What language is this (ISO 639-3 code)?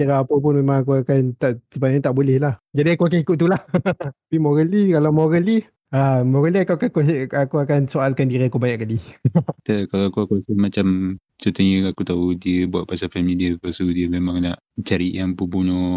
msa